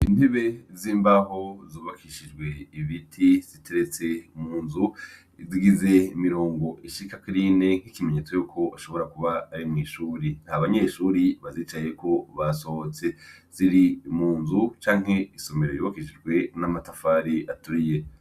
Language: Rundi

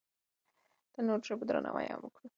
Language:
Pashto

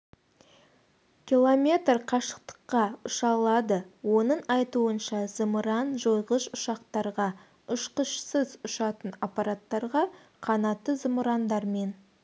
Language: Kazakh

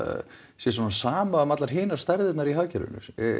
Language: Icelandic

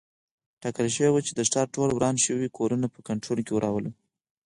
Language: Pashto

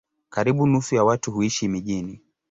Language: Swahili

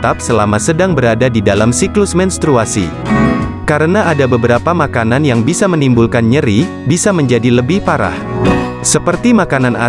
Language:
Indonesian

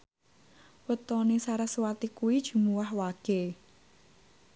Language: Javanese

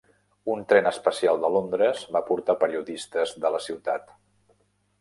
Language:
Catalan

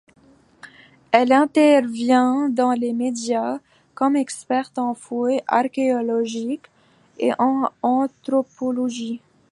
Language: French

